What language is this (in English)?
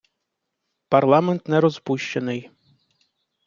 Ukrainian